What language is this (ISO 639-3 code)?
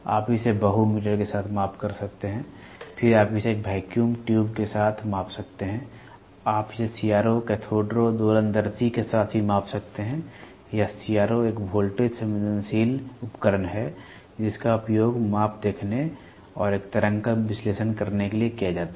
hin